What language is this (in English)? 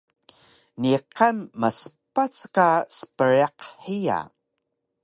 Taroko